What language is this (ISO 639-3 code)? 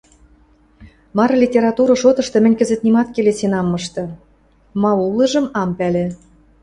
mrj